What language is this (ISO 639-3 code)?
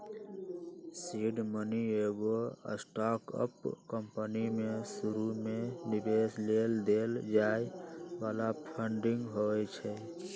mag